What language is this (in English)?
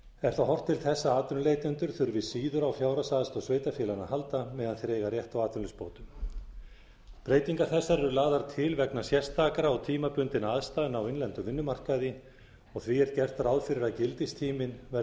Icelandic